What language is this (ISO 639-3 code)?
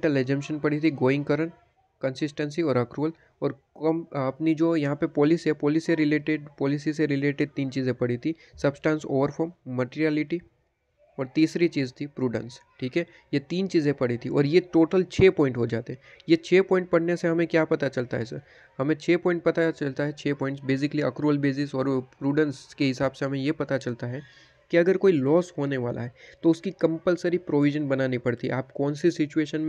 hin